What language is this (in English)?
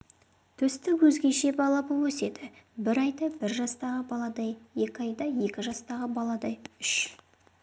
Kazakh